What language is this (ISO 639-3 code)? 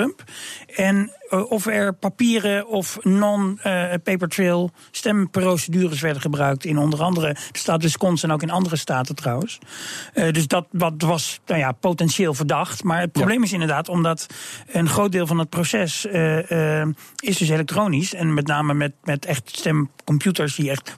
nld